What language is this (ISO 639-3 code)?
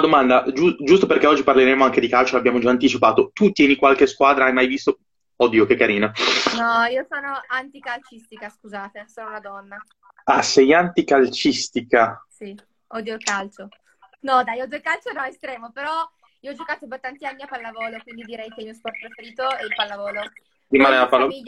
ita